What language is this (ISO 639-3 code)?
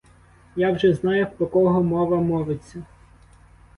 ukr